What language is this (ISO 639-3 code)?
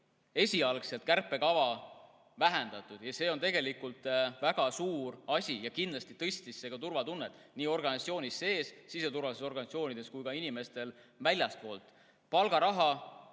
est